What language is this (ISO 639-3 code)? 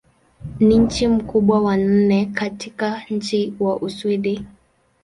swa